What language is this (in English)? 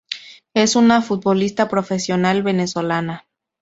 Spanish